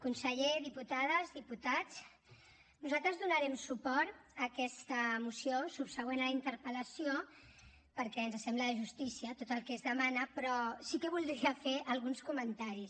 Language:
Catalan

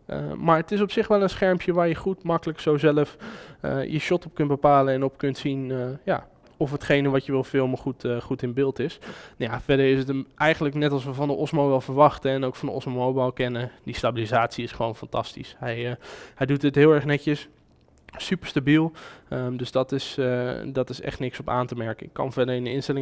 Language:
Dutch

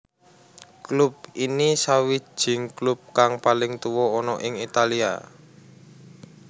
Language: Javanese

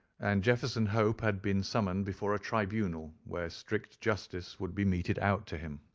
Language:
English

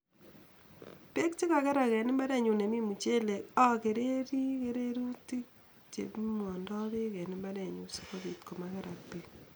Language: Kalenjin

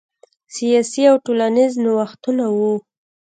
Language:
Pashto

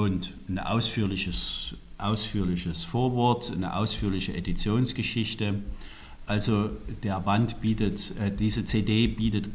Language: German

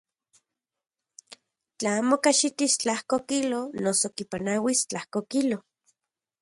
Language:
Central Puebla Nahuatl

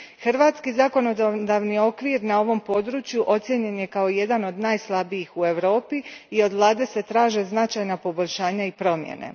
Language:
Croatian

